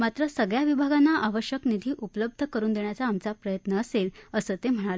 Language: Marathi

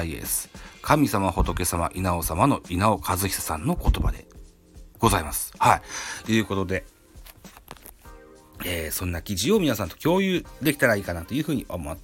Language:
Japanese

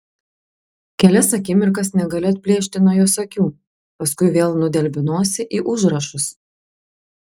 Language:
Lithuanian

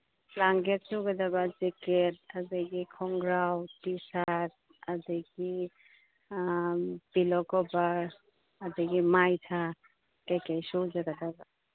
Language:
Manipuri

